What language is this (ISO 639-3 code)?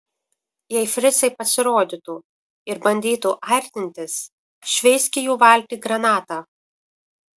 lit